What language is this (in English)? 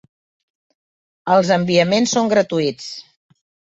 Catalan